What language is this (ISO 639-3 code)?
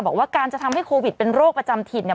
tha